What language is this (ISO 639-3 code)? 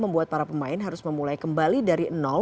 ind